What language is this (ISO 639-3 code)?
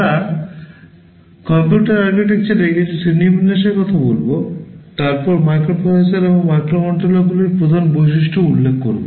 ben